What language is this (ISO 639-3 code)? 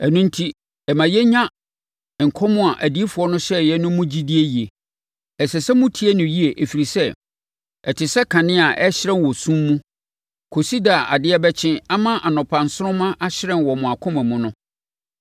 aka